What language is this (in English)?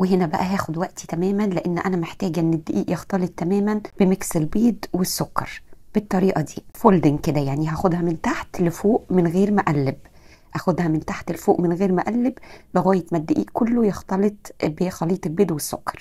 Arabic